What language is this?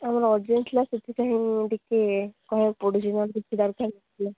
Odia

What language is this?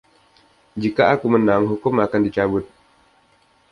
Indonesian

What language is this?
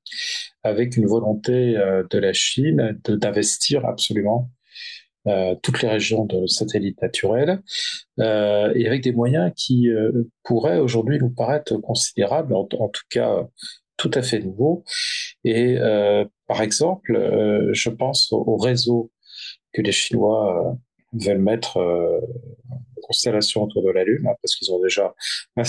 French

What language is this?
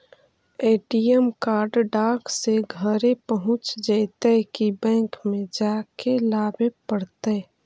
Magahi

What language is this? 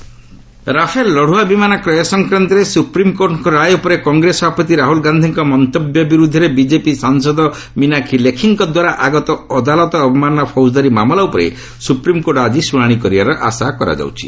Odia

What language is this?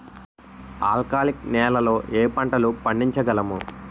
Telugu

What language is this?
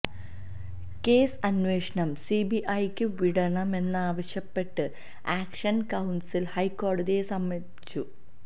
Malayalam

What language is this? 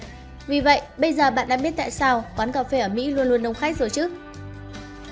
Vietnamese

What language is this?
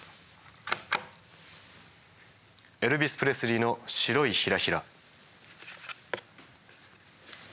Japanese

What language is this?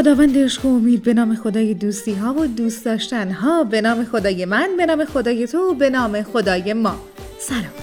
Persian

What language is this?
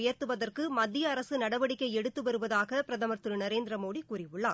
Tamil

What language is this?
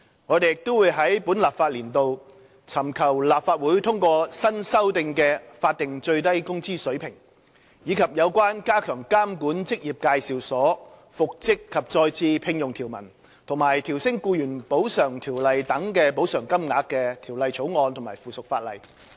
Cantonese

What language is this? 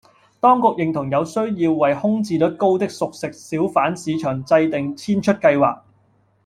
Cantonese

